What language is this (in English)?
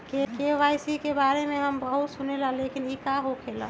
Magahi